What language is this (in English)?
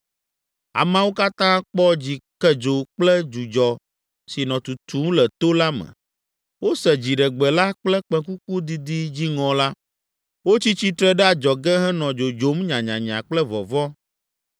Ewe